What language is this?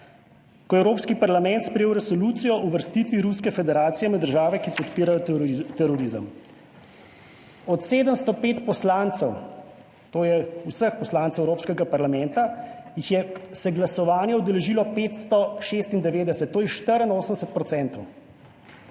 Slovenian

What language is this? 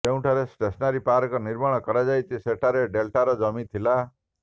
Odia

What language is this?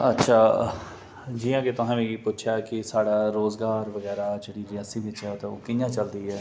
Dogri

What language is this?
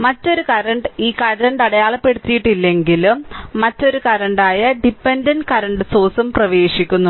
Malayalam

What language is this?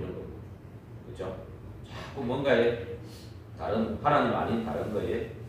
Korean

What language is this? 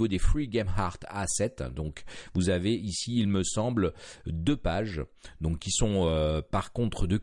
French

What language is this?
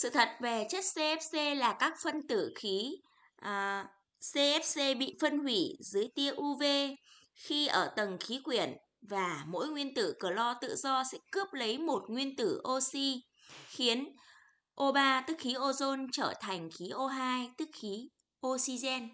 Vietnamese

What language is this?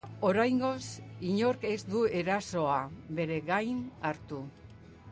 Basque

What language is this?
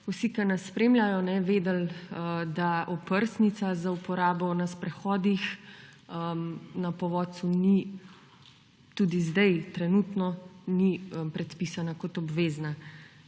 Slovenian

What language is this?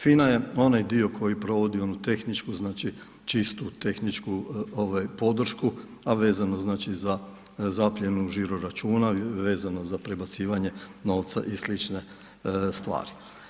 Croatian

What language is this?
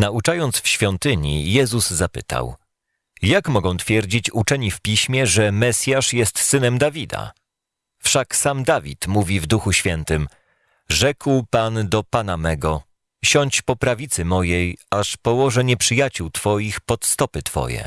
Polish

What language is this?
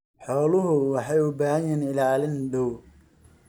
Somali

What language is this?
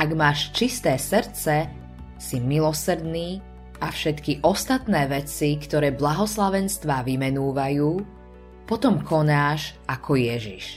Slovak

